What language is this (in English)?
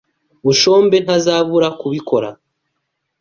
Kinyarwanda